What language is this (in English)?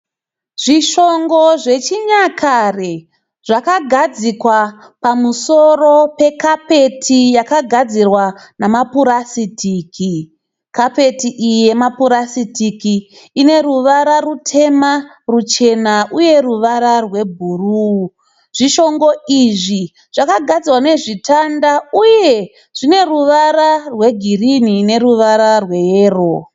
Shona